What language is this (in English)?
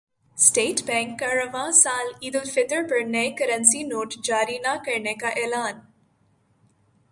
Urdu